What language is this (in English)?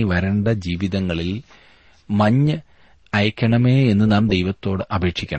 Malayalam